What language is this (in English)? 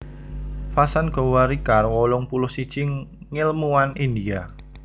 Javanese